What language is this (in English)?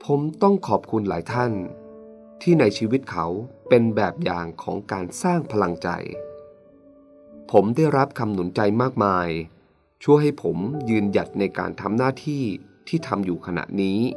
Thai